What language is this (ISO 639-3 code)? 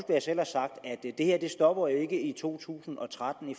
dan